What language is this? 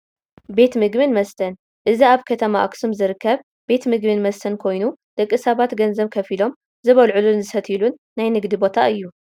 Tigrinya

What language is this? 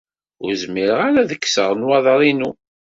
Kabyle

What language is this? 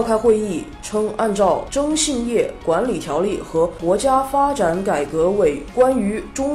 Chinese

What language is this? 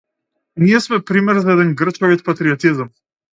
Macedonian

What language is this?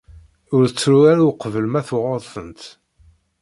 Kabyle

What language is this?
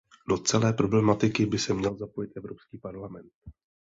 Czech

